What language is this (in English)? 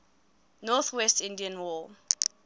English